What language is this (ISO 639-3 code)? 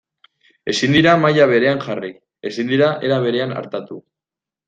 eus